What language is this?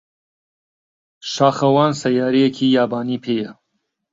Central Kurdish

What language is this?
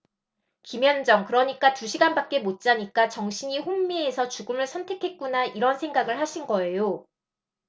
Korean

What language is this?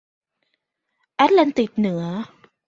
Thai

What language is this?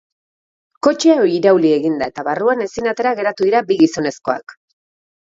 Basque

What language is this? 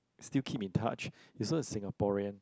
English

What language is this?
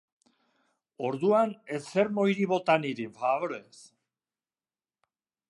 Basque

